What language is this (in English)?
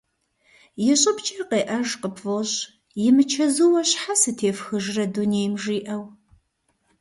Kabardian